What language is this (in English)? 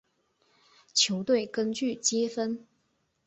Chinese